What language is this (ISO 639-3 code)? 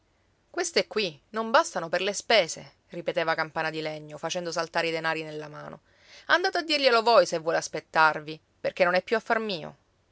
ita